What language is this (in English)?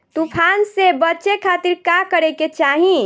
Bhojpuri